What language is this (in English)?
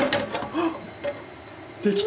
Japanese